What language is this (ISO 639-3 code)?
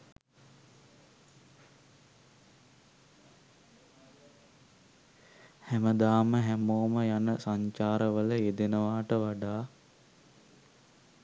sin